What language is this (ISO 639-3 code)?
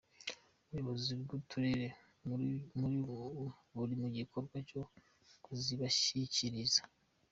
kin